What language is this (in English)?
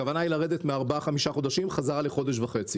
Hebrew